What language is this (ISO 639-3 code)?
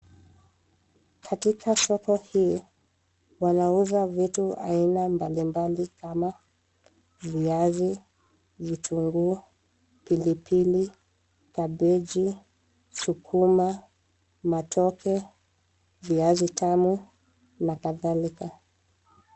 swa